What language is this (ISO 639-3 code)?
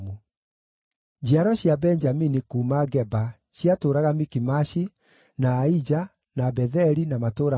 kik